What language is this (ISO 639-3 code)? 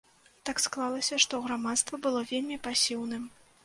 bel